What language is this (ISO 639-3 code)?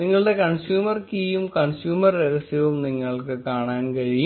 mal